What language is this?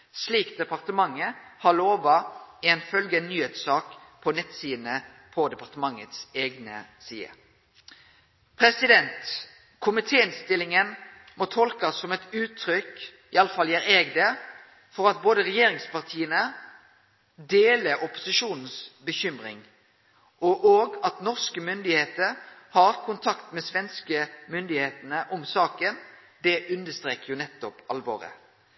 Norwegian Nynorsk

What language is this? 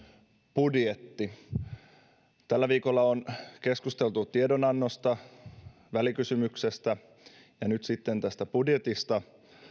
Finnish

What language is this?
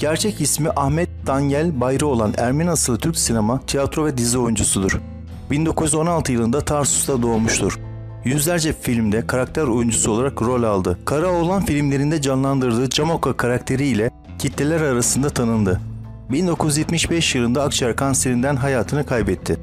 Turkish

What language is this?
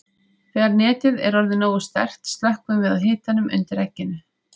Icelandic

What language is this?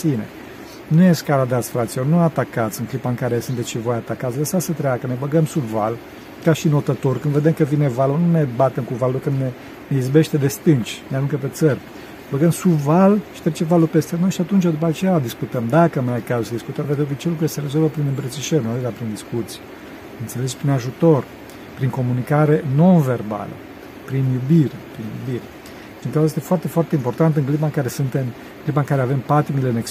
Romanian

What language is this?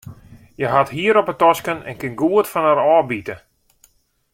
Western Frisian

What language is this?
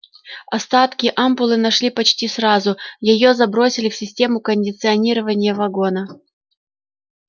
Russian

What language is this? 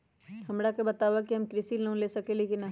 Magahi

